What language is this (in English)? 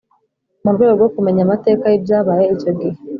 Kinyarwanda